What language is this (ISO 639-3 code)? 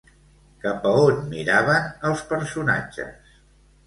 cat